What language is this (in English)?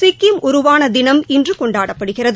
Tamil